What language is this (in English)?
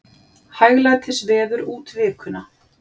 Icelandic